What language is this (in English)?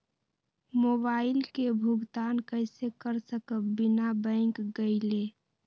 Magahi